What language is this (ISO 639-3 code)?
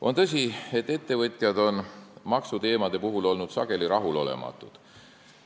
est